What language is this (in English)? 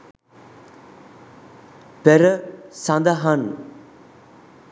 Sinhala